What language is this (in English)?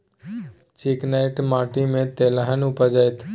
Maithili